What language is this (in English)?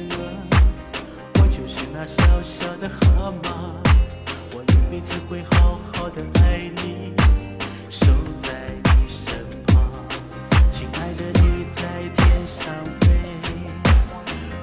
Chinese